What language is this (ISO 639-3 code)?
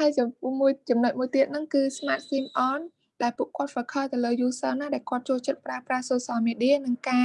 vie